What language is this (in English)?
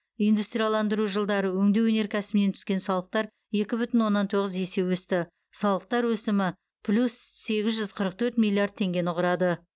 Kazakh